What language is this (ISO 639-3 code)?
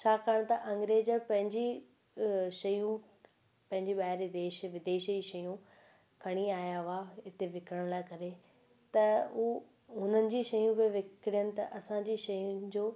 snd